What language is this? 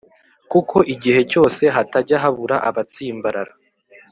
Kinyarwanda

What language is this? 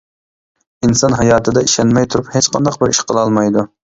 Uyghur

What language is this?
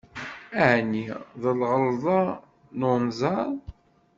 Kabyle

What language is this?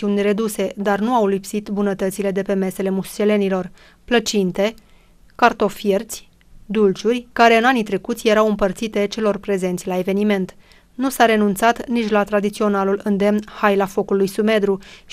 Romanian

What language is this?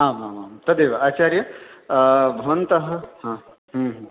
Sanskrit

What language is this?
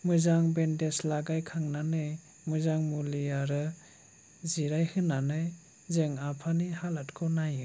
Bodo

